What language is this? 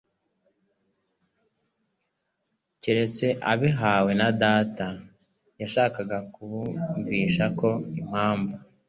Kinyarwanda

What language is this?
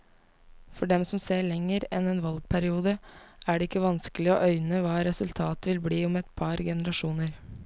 Norwegian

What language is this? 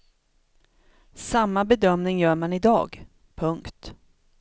Swedish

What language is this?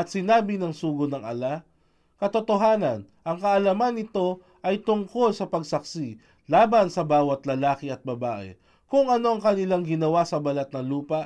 Filipino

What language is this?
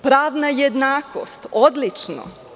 Serbian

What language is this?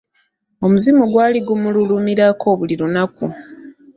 Ganda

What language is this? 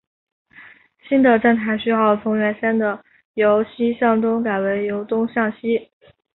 Chinese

